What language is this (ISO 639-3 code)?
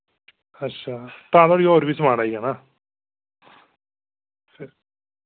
doi